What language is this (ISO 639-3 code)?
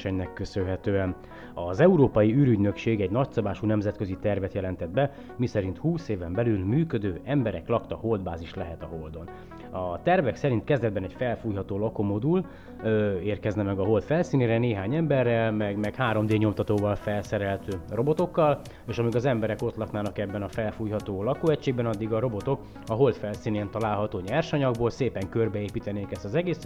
hun